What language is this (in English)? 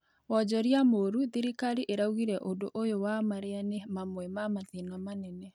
Kikuyu